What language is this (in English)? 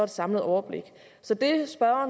Danish